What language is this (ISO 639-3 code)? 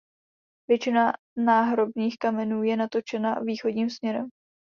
ces